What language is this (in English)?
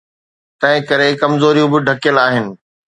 Sindhi